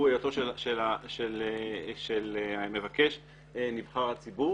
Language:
Hebrew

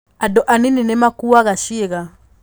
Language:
Kikuyu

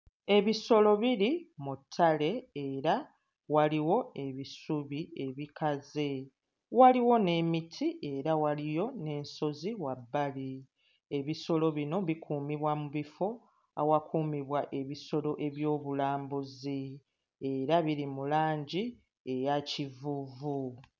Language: Ganda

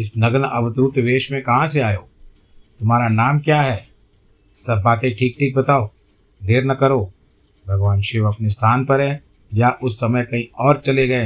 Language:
Hindi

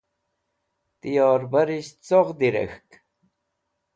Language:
Wakhi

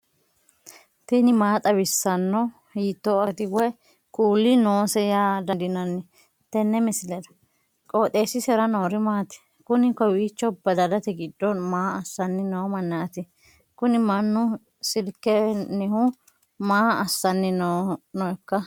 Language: Sidamo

